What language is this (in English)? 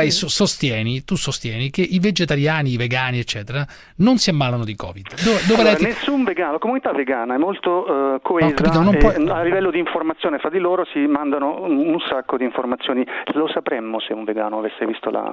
Italian